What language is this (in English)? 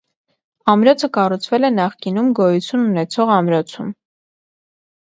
Armenian